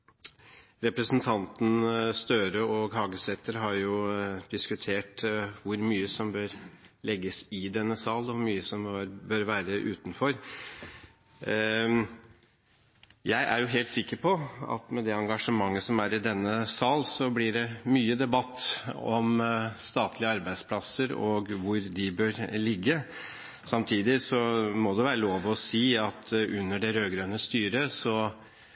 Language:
Norwegian Bokmål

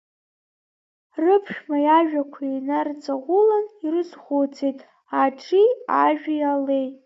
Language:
Abkhazian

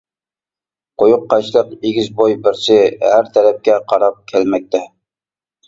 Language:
Uyghur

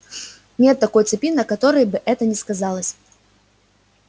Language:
Russian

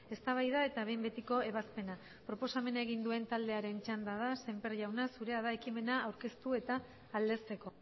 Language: Basque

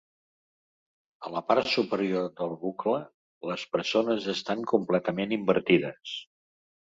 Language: Catalan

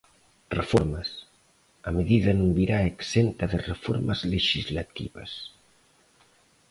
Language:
Galician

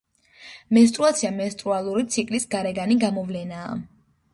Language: Georgian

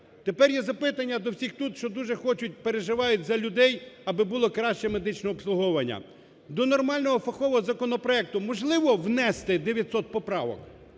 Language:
Ukrainian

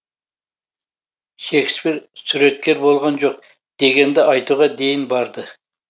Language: Kazakh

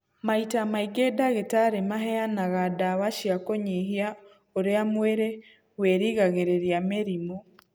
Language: Kikuyu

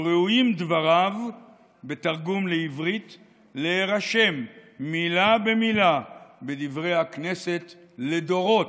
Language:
Hebrew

